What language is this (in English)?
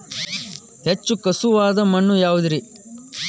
Kannada